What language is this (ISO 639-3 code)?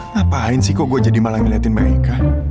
ind